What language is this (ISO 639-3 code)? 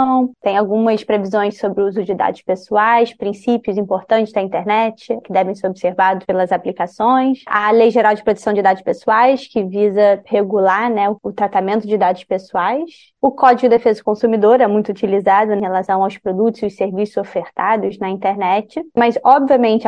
por